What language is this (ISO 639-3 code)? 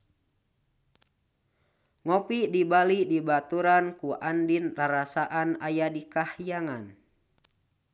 sun